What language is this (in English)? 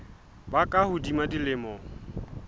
Southern Sotho